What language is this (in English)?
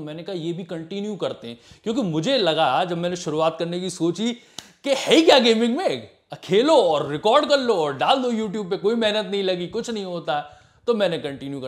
Hindi